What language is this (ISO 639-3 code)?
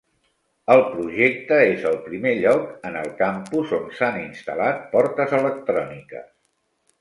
cat